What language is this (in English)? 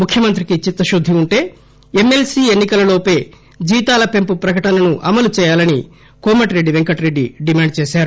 Telugu